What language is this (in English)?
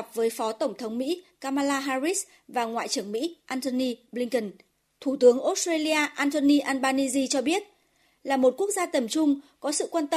Vietnamese